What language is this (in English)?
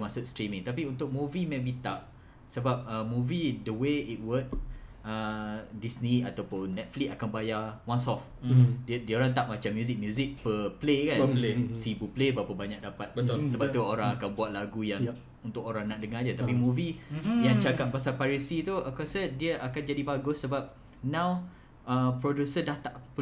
Malay